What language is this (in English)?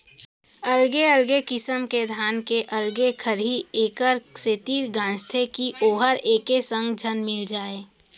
Chhattisgarhi